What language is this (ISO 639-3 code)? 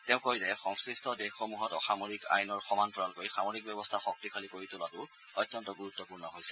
asm